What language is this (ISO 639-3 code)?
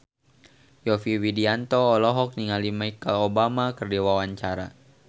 sun